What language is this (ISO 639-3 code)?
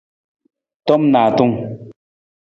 nmz